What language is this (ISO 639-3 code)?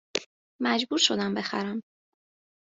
fas